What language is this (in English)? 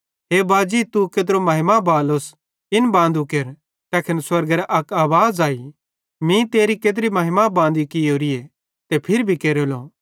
Bhadrawahi